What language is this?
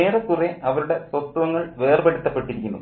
Malayalam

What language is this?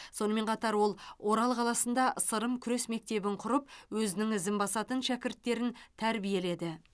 Kazakh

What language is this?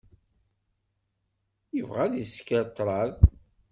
Kabyle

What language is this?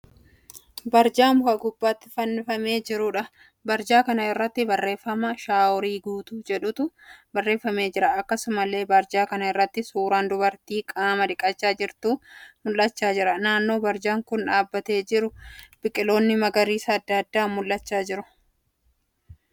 Oromo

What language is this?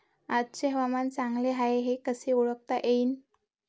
Marathi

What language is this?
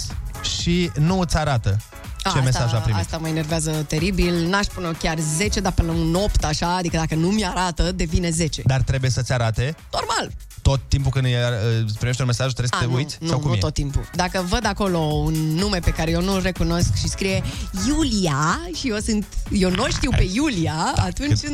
Romanian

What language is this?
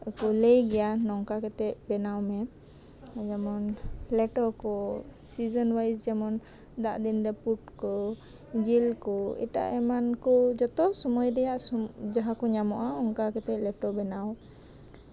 Santali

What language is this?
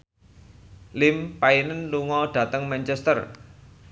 Javanese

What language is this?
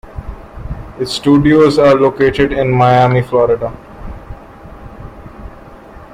English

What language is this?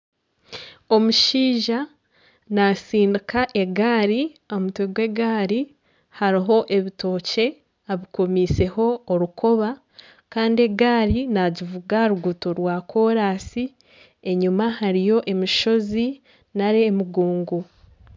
Nyankole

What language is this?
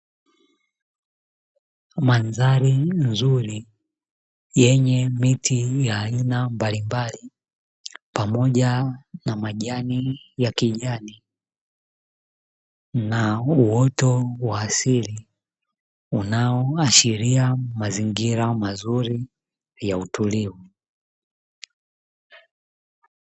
Swahili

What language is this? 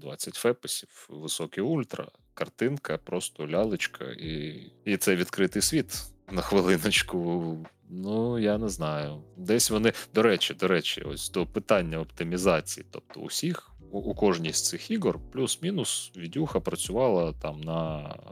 Ukrainian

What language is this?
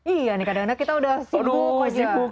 Indonesian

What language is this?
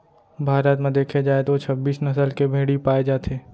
Chhattisgarhi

